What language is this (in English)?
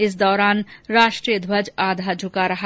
Hindi